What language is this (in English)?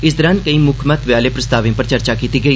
Dogri